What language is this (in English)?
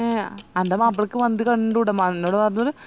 Malayalam